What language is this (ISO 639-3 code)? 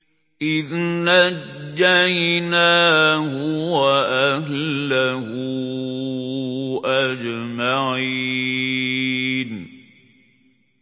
ara